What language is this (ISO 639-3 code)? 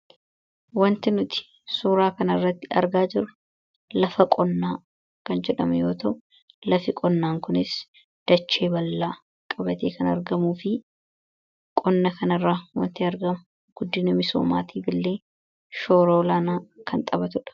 orm